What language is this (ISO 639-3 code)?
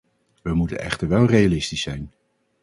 nld